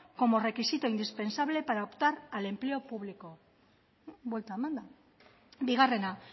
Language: Spanish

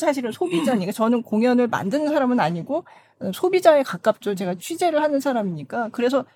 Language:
Korean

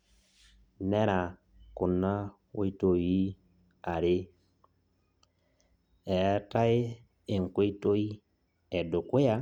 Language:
Masai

